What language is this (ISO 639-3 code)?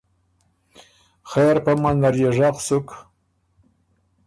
oru